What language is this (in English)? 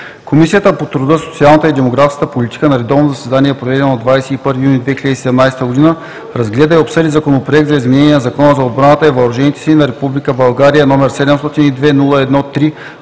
Bulgarian